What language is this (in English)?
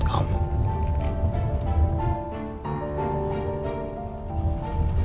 Indonesian